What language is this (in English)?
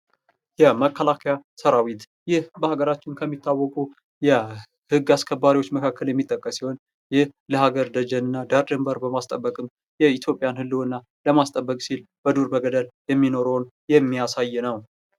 Amharic